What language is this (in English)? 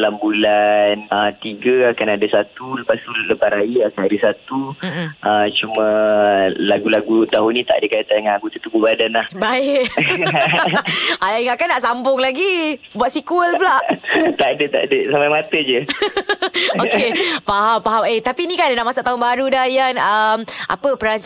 Malay